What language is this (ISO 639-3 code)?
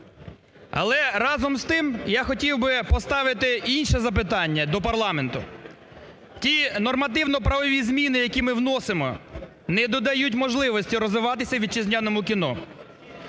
ukr